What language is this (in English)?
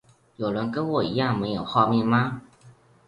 Chinese